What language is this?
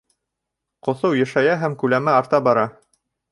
Bashkir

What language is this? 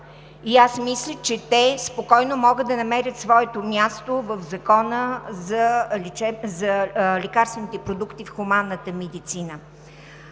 Bulgarian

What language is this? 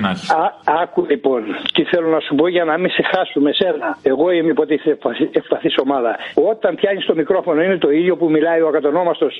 Greek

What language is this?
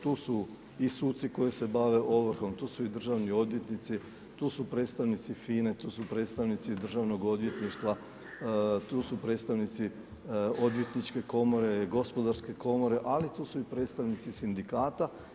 Croatian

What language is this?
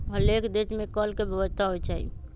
Magahi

